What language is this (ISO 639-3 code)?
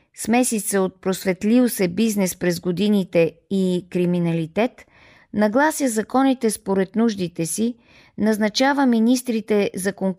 bul